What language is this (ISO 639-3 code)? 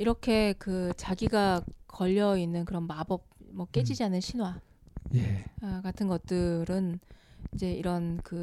kor